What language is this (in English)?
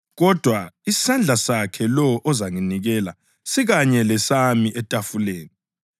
North Ndebele